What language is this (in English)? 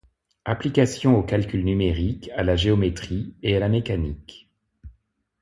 French